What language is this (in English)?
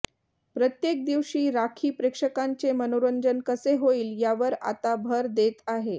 Marathi